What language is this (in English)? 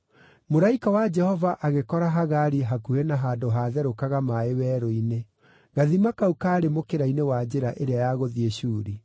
Kikuyu